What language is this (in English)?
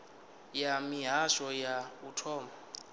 Venda